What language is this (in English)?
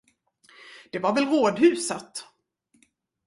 Swedish